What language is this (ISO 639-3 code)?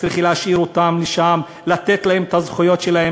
heb